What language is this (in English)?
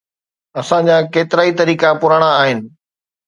Sindhi